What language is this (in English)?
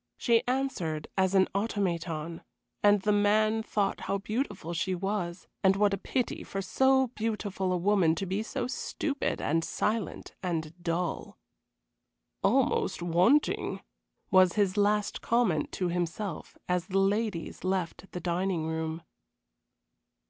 English